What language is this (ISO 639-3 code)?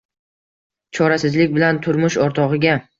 uzb